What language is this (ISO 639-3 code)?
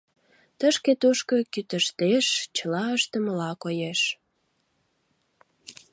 chm